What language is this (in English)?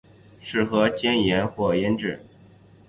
Chinese